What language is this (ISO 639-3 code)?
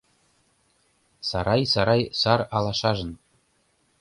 chm